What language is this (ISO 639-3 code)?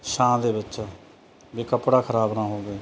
pan